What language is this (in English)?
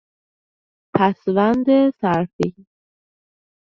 Persian